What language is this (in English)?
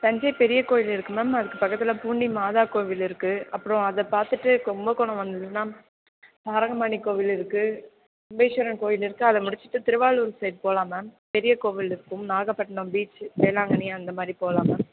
Tamil